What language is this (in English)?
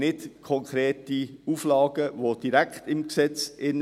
Swiss German